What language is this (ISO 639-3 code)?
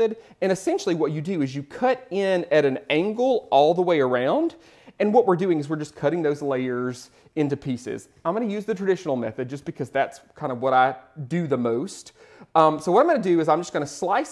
eng